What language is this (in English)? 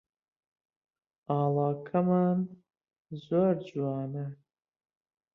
Central Kurdish